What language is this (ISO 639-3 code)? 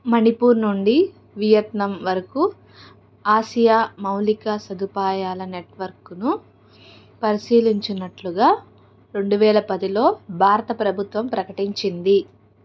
tel